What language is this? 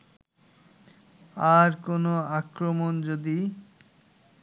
Bangla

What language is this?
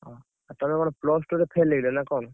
Odia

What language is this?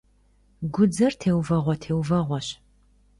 Kabardian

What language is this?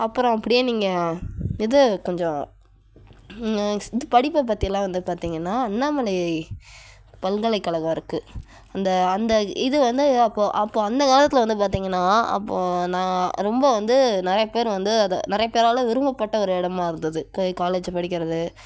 Tamil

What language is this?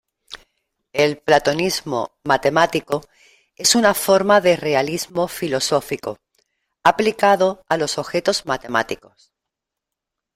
Spanish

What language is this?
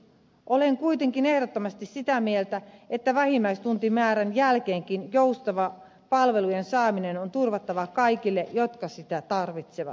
Finnish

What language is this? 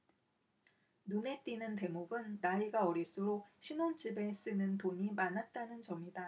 Korean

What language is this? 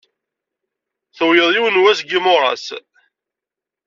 Kabyle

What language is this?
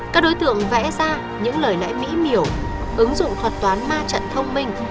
Vietnamese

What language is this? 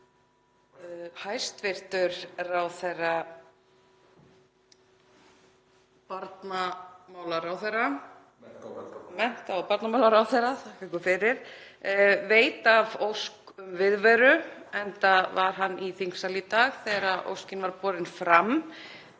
Icelandic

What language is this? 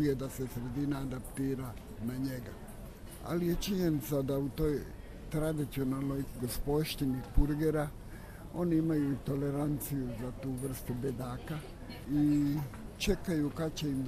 Croatian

